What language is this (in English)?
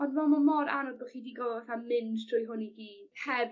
Welsh